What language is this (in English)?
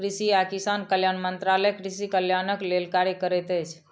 Maithili